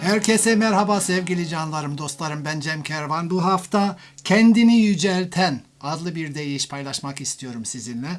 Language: Turkish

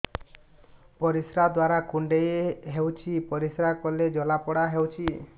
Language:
Odia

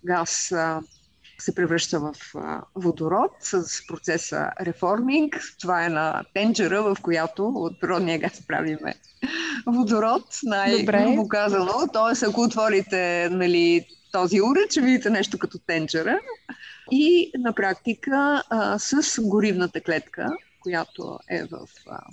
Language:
Bulgarian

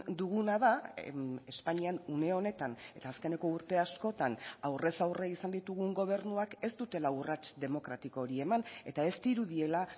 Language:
Basque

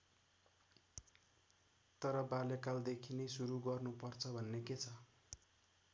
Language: Nepali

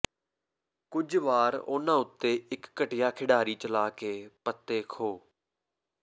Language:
Punjabi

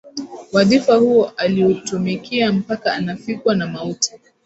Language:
Swahili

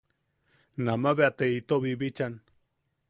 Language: Yaqui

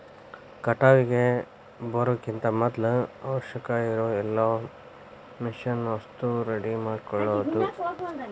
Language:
Kannada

